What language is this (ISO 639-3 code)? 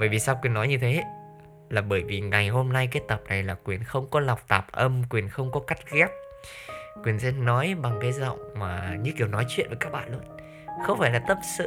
vie